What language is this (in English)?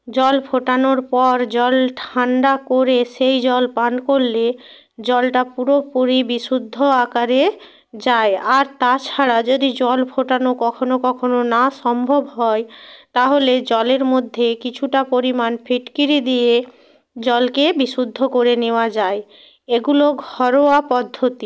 Bangla